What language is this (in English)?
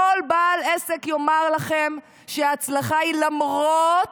Hebrew